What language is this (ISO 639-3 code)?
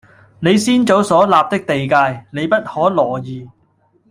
yue